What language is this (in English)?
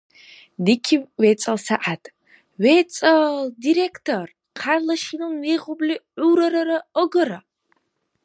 Dargwa